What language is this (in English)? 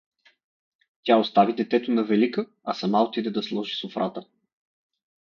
Bulgarian